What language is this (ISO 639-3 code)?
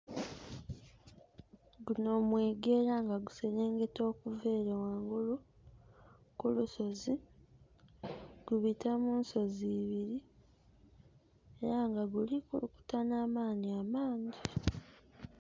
xog